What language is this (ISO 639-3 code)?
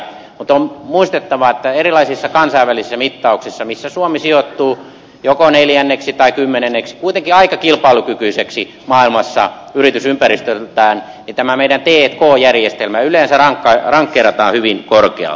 fin